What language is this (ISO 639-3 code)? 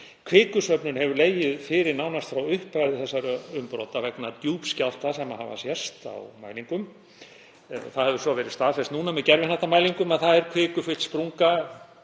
isl